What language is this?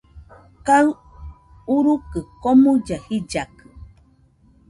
Nüpode Huitoto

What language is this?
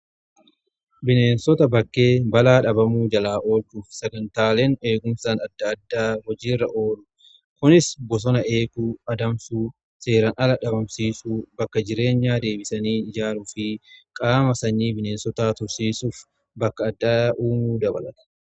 Oromo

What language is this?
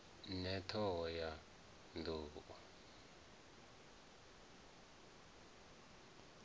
Venda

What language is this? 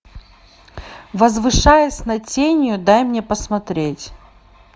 Russian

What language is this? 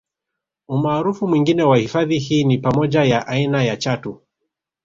Swahili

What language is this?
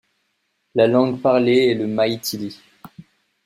French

